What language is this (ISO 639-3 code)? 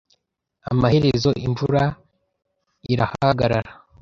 kin